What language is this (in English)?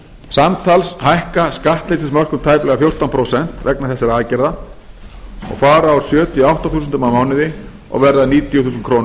Icelandic